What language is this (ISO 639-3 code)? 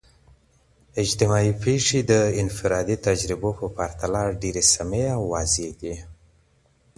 pus